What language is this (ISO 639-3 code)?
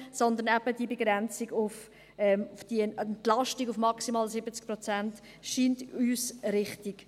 gsw